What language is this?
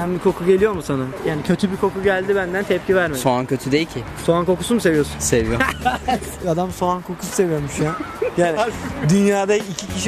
Turkish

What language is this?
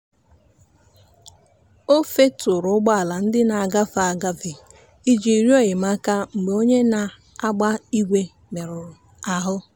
Igbo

